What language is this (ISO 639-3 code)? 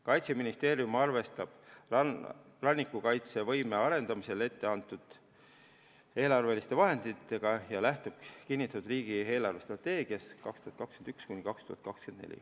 est